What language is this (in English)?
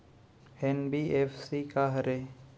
Chhattisgarhi